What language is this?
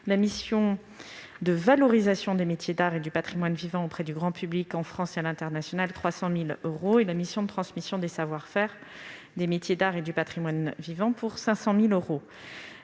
French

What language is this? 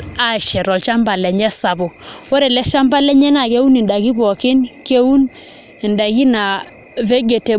Masai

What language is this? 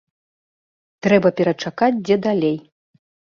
Belarusian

